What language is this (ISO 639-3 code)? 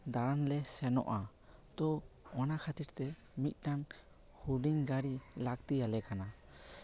sat